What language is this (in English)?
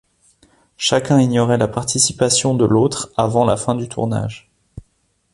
French